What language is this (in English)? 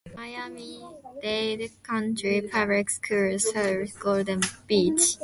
English